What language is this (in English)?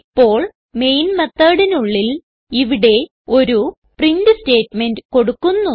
Malayalam